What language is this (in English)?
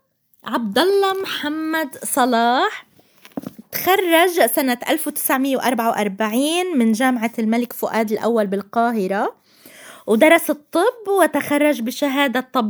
Arabic